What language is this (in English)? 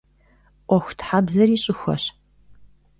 Kabardian